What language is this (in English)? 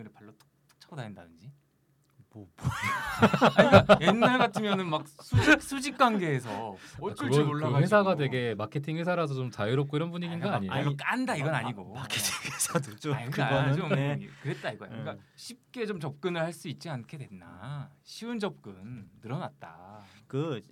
Korean